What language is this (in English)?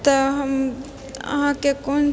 Maithili